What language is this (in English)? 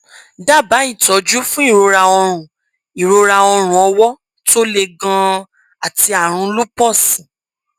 Yoruba